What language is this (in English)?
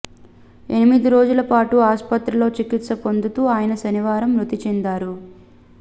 Telugu